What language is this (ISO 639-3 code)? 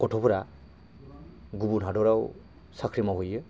brx